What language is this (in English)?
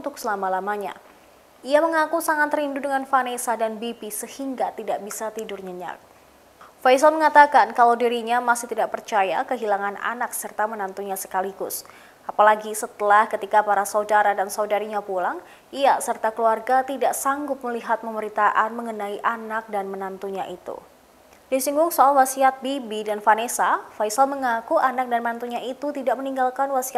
Indonesian